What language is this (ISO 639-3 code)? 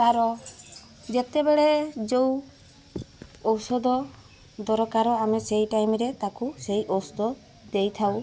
ori